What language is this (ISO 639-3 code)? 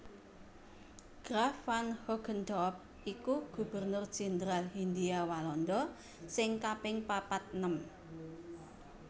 jav